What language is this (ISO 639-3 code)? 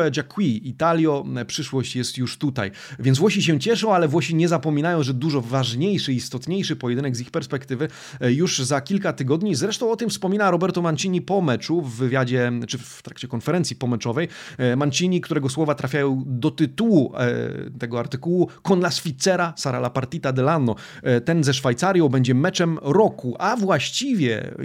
pol